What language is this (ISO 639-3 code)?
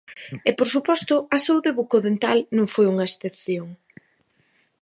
glg